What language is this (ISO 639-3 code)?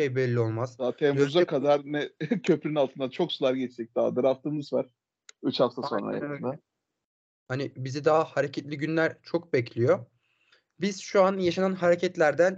tur